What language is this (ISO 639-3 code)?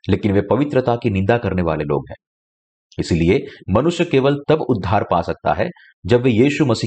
hin